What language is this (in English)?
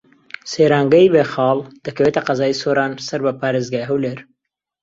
Central Kurdish